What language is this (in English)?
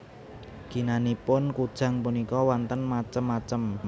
Javanese